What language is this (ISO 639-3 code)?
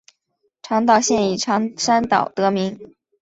zho